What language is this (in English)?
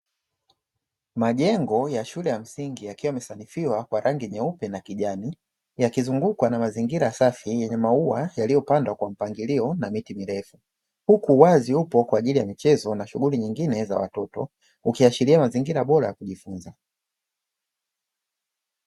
Swahili